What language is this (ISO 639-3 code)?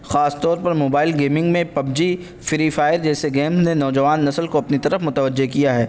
urd